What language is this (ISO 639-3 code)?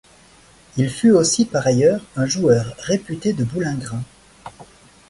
fra